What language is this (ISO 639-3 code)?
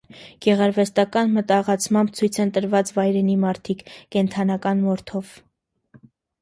hye